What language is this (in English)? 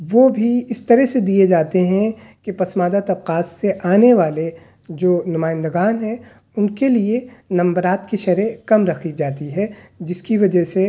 Urdu